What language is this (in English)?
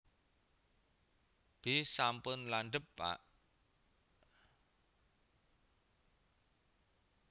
Javanese